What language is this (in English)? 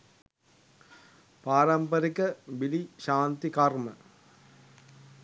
Sinhala